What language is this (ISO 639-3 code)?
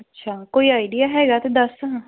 pan